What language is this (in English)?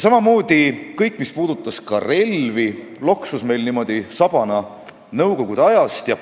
Estonian